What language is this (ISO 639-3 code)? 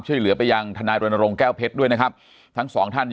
tha